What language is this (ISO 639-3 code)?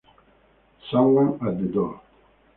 ita